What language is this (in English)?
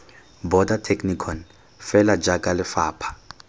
Tswana